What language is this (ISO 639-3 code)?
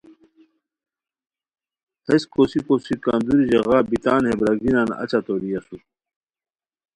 khw